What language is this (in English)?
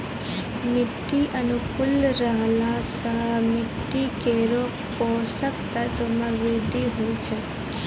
Maithili